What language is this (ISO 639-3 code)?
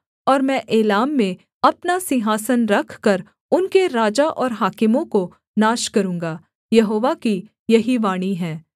hin